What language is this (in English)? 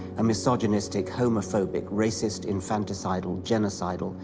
English